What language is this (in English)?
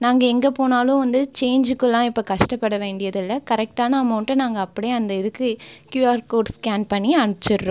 Tamil